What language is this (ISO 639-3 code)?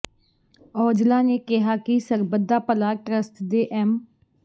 pan